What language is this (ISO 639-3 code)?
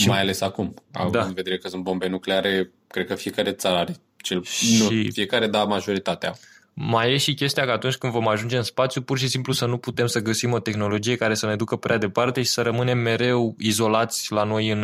ron